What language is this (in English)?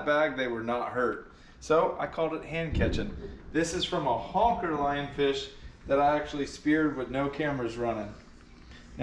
English